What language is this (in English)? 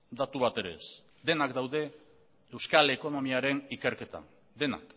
Basque